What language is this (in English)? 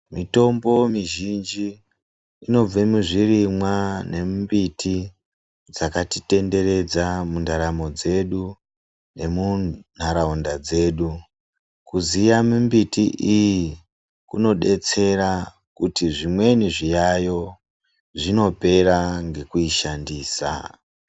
Ndau